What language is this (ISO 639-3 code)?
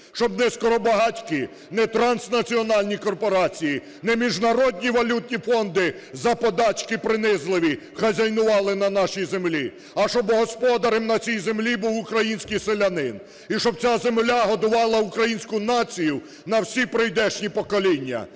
ukr